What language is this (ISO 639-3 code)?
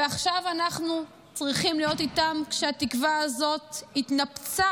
heb